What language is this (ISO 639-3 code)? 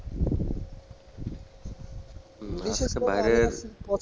ben